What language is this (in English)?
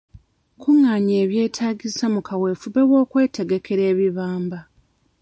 Ganda